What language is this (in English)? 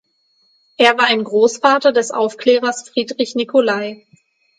German